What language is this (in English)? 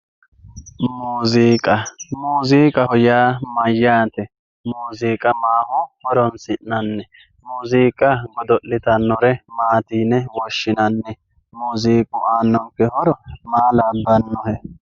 Sidamo